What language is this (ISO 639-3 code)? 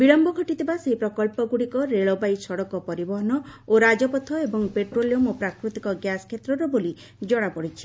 ori